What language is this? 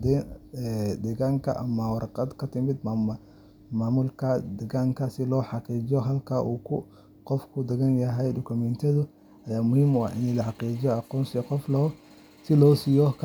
Somali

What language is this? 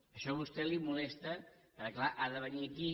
Catalan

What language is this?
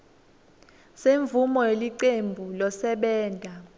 Swati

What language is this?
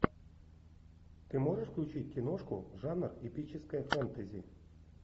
Russian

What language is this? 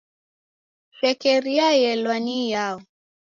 Taita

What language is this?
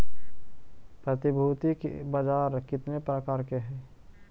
Magahi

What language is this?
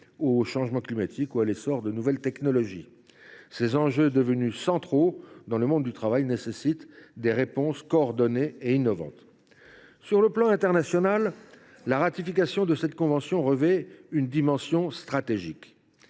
French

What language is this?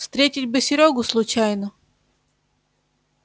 Russian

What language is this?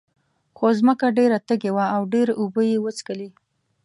Pashto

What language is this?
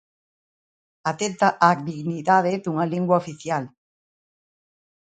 Galician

